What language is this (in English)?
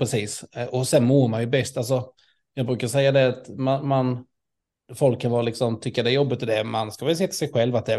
Swedish